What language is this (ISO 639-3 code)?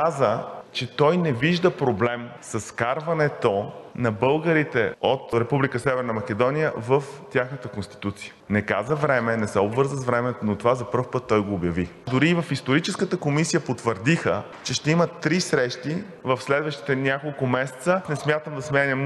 bul